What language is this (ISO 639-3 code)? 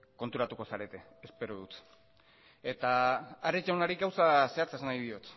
eus